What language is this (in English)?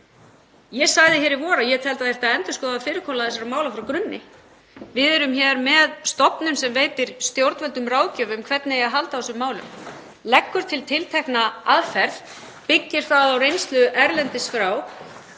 Icelandic